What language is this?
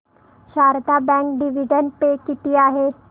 Marathi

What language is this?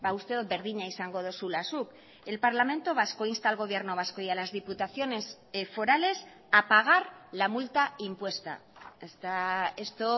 Spanish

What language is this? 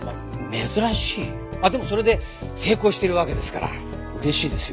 Japanese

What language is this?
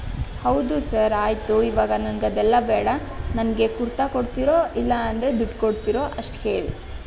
Kannada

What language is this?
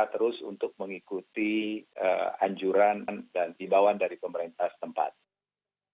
Indonesian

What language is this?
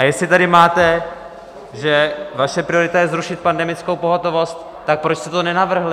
Czech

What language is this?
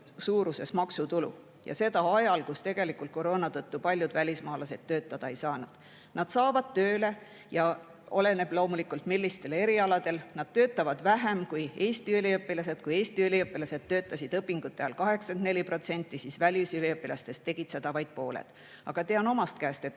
Estonian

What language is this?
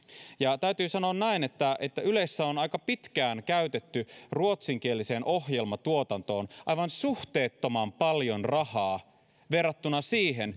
Finnish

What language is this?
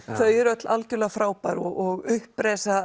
Icelandic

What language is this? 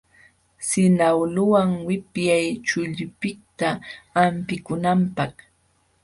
Jauja Wanca Quechua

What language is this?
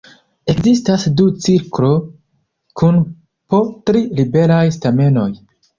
Esperanto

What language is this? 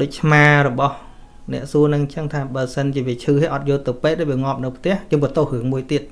Vietnamese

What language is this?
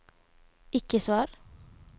Norwegian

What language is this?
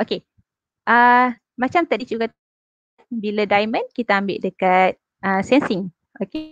Malay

